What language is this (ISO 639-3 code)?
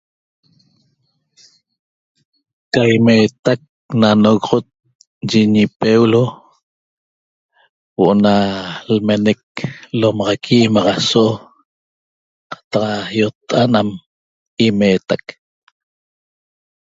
tob